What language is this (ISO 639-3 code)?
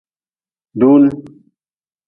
nmz